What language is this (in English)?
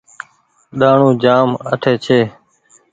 Goaria